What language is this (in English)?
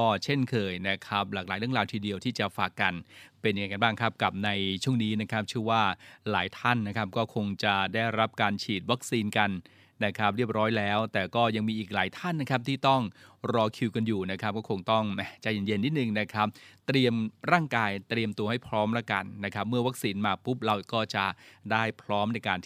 Thai